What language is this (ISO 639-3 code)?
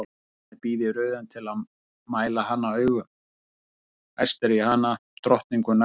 isl